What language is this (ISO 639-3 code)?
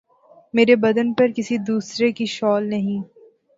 urd